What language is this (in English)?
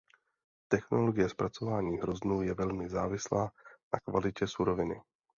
Czech